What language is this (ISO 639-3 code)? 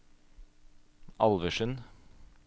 nor